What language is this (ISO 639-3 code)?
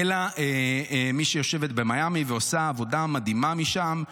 heb